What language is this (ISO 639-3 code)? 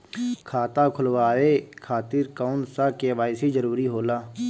bho